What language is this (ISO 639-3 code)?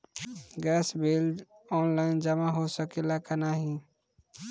bho